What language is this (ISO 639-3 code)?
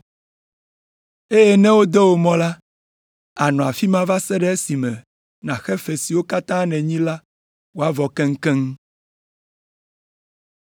ewe